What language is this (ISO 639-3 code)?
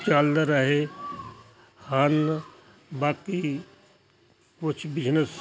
pan